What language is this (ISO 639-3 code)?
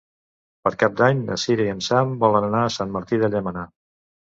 cat